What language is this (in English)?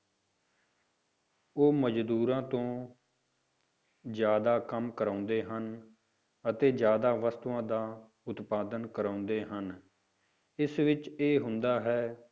Punjabi